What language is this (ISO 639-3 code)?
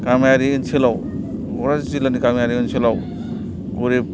brx